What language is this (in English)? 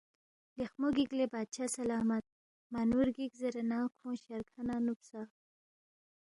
Balti